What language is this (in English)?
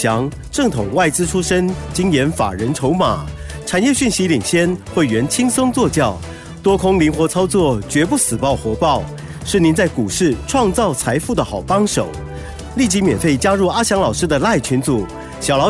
Chinese